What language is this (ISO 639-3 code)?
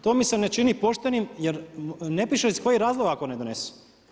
hrv